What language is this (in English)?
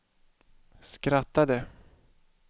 Swedish